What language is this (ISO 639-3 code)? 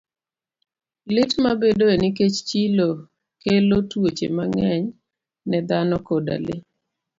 luo